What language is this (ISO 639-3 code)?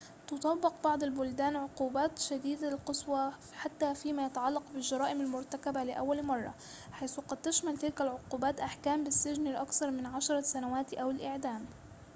ara